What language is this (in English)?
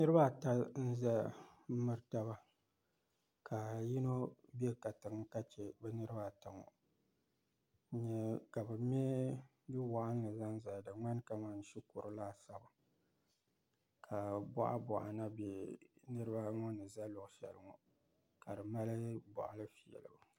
Dagbani